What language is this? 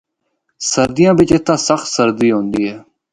Northern Hindko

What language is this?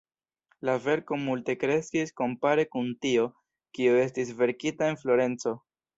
Esperanto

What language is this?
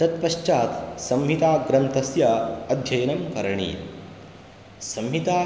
Sanskrit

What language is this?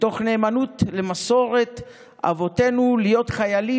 Hebrew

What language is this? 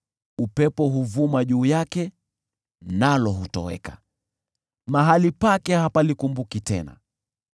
Swahili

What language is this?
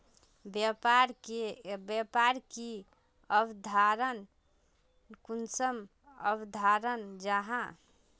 Magahi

